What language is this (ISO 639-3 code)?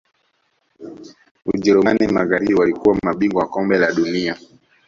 swa